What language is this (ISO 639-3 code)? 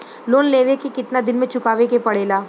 bho